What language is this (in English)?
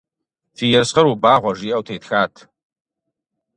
Kabardian